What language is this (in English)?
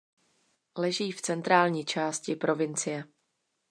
Czech